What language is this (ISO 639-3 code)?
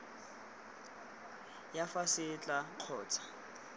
tsn